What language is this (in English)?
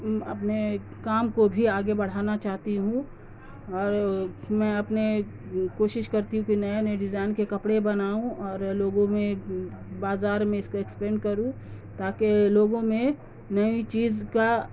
Urdu